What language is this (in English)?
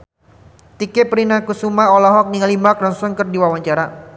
Sundanese